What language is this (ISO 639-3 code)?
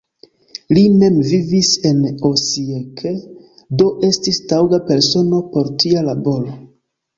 epo